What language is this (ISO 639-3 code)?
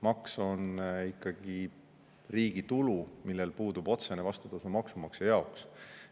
est